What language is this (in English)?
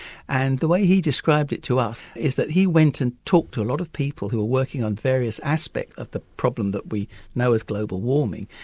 English